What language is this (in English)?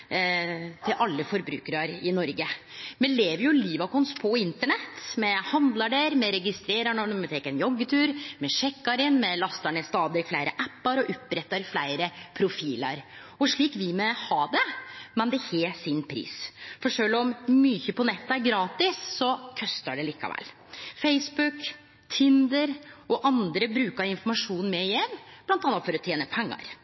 Norwegian Nynorsk